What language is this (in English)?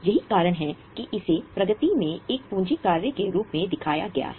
Hindi